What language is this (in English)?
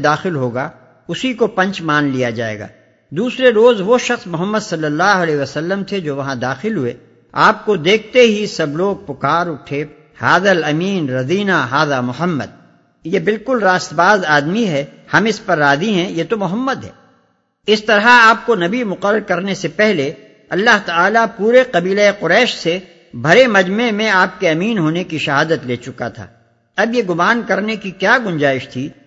Urdu